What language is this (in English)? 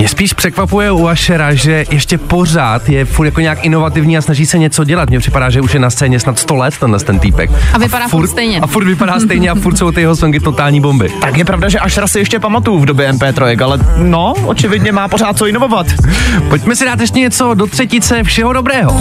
Czech